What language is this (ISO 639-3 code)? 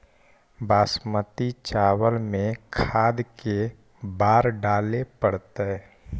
mag